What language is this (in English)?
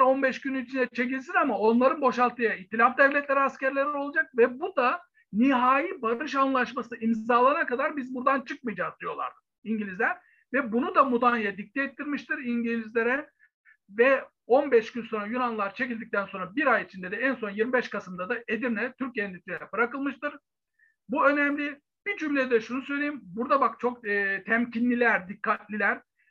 Turkish